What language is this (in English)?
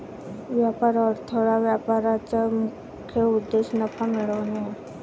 Marathi